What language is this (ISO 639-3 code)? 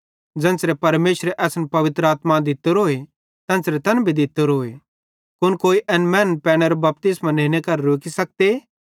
bhd